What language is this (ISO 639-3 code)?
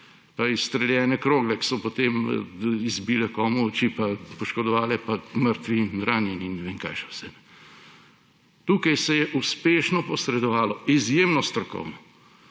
slv